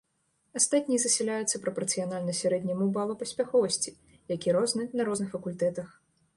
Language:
Belarusian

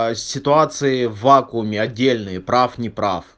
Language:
Russian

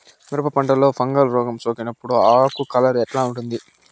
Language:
Telugu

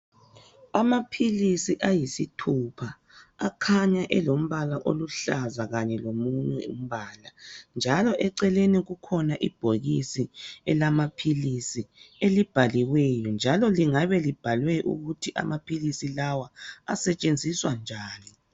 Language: North Ndebele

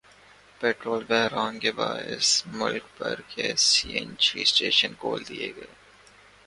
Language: Urdu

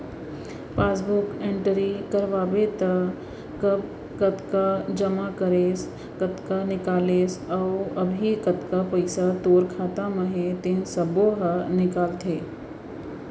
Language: Chhattisgarhi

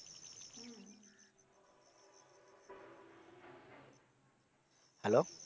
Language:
Bangla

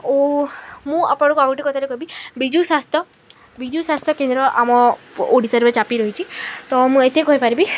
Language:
Odia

